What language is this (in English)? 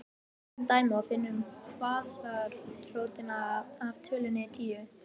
Icelandic